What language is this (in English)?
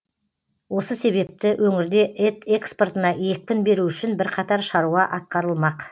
Kazakh